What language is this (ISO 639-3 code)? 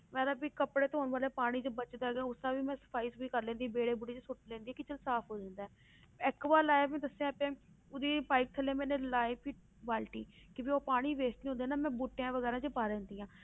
pan